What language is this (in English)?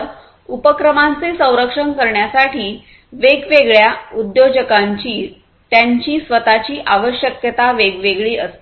Marathi